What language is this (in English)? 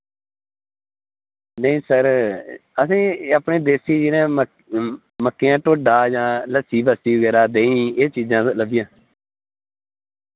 Dogri